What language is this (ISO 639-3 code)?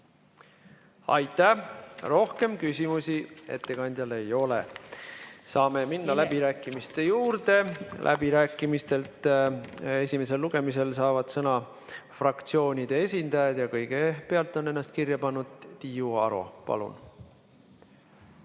est